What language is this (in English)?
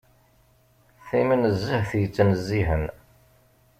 Kabyle